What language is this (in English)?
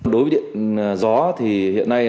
Vietnamese